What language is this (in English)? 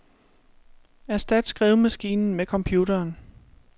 Danish